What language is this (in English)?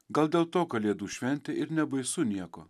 Lithuanian